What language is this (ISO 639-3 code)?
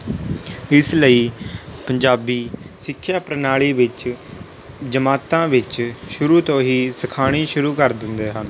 pan